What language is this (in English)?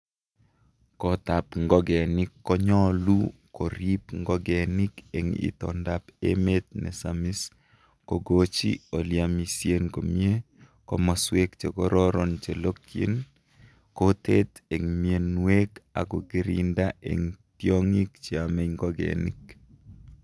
Kalenjin